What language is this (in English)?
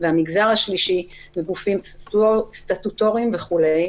Hebrew